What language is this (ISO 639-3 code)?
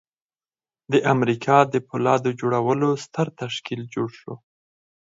pus